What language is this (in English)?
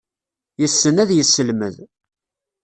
Kabyle